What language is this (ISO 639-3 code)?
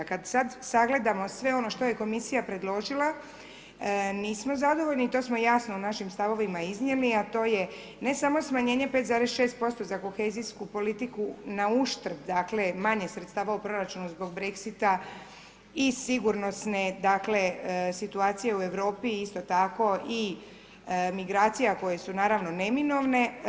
hrv